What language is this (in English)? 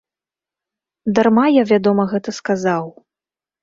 Belarusian